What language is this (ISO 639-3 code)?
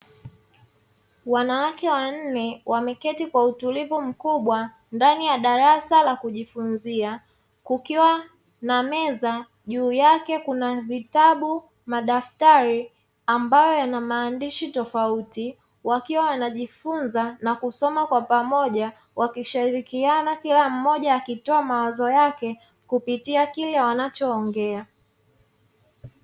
swa